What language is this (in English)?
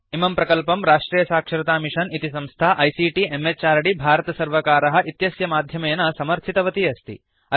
Sanskrit